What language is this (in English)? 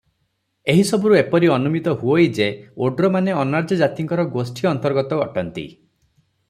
Odia